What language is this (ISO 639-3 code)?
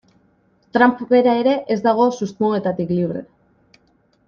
eus